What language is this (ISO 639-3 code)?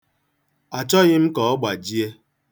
ibo